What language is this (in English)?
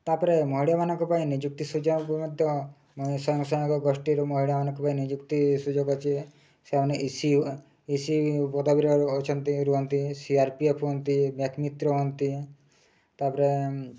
Odia